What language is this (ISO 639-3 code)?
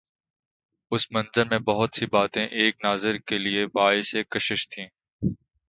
urd